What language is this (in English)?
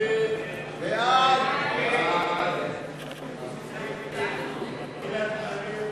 Hebrew